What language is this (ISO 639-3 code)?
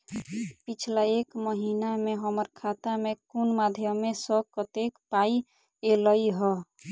mai